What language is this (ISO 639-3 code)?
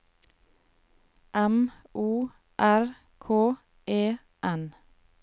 nor